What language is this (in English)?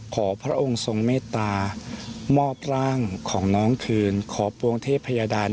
Thai